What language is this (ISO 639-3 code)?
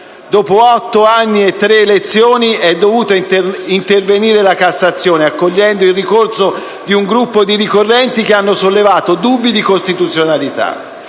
ita